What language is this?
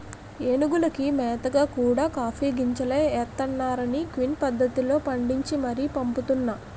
Telugu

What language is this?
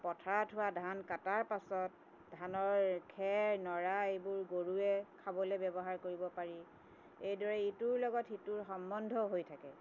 Assamese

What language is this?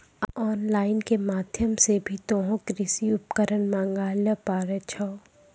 Maithili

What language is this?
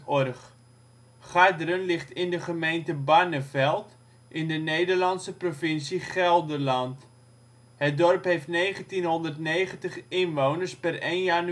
Dutch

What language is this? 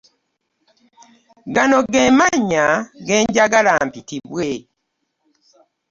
Ganda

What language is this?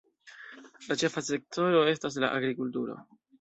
Esperanto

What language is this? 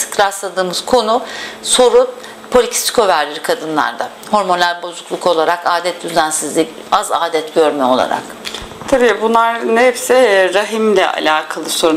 Turkish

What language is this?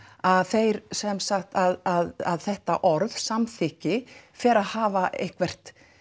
Icelandic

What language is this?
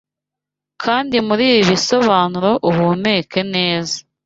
Kinyarwanda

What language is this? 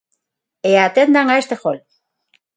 Galician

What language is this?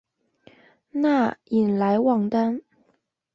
Chinese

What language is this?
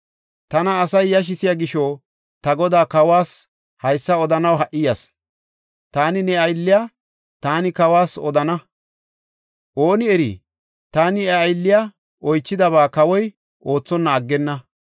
Gofa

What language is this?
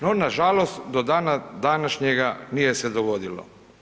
Croatian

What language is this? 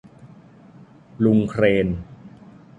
Thai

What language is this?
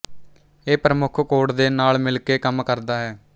Punjabi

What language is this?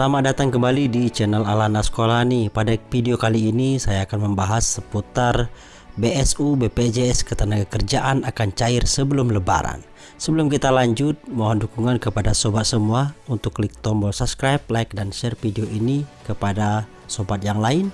Indonesian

